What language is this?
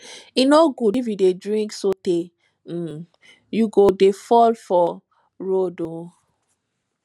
Nigerian Pidgin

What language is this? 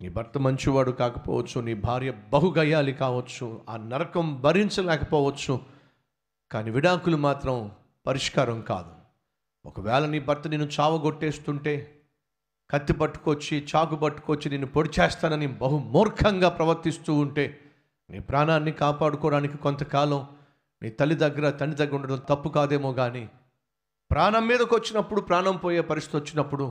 Telugu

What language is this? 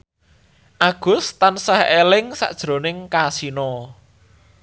Javanese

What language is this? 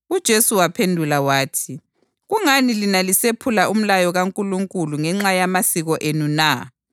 North Ndebele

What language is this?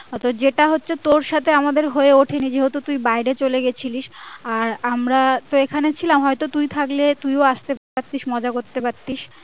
Bangla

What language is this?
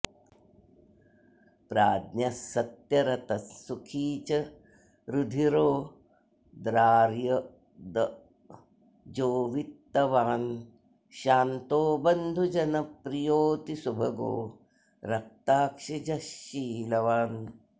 Sanskrit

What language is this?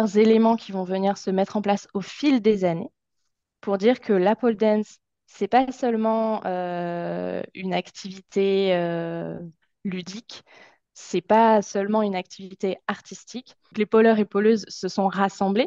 French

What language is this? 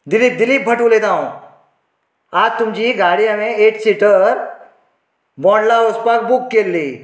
Konkani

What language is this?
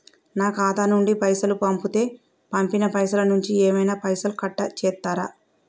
Telugu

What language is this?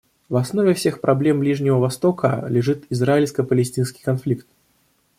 Russian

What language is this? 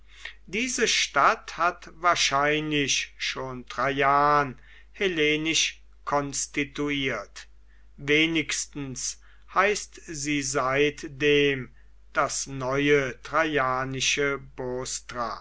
German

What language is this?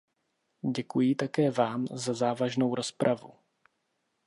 Czech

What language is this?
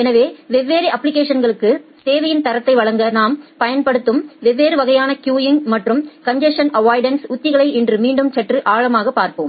Tamil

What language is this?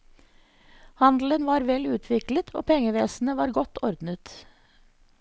Norwegian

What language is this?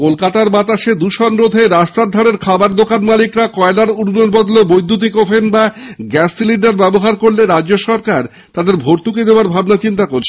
Bangla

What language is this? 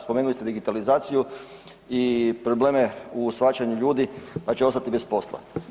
Croatian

